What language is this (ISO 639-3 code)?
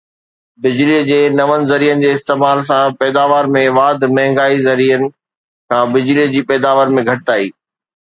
snd